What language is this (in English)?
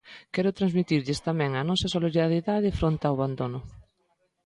Galician